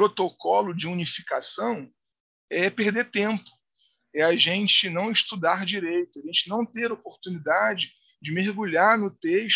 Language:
Portuguese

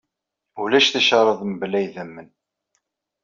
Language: Kabyle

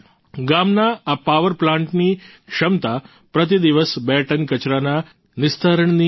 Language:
Gujarati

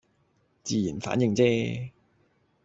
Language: Cantonese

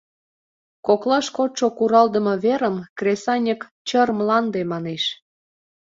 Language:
Mari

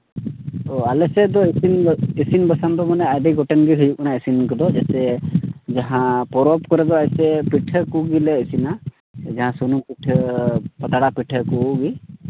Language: Santali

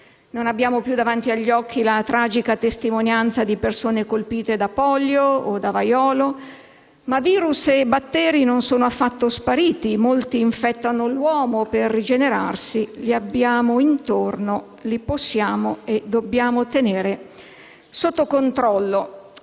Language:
Italian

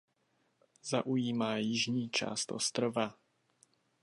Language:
Czech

